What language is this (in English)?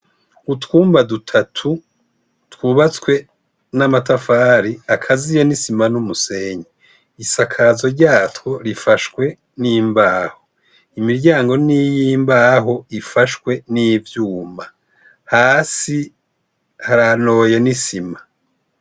Rundi